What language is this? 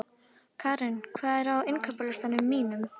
Icelandic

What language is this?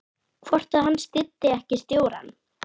Icelandic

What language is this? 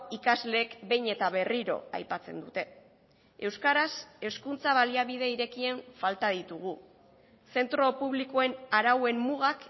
Basque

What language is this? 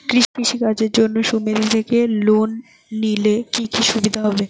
Bangla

